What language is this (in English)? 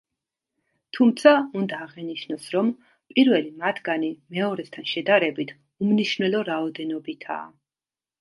Georgian